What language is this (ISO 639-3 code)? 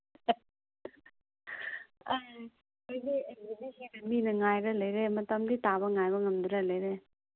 mni